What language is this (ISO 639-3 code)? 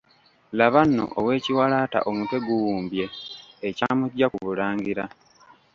lug